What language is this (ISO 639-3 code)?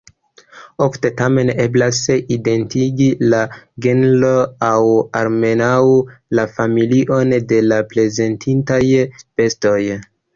epo